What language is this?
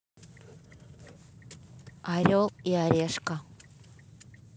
Russian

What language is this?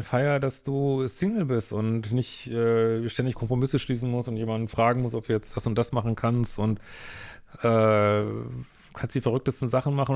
German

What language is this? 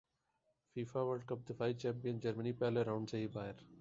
Urdu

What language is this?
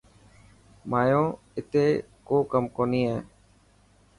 Dhatki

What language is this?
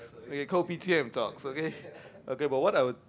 English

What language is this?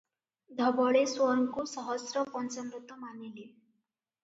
Odia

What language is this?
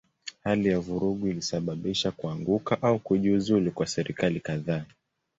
Swahili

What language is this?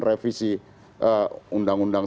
Indonesian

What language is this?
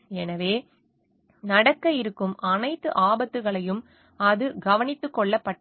Tamil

